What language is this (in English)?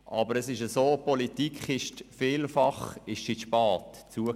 Swiss German